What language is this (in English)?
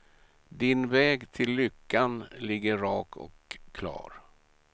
Swedish